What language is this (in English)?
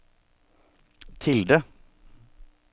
Norwegian